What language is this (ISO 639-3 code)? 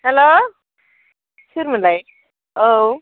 brx